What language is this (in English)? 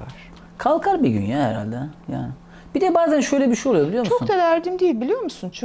Turkish